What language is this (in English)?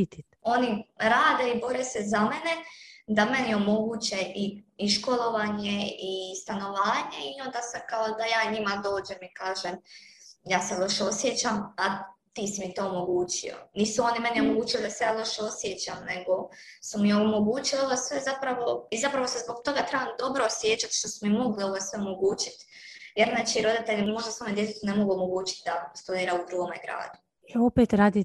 Croatian